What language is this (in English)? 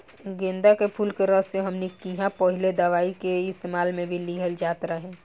Bhojpuri